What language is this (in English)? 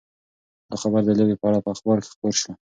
Pashto